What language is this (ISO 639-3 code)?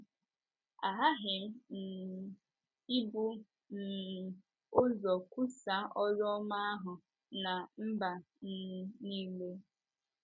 ibo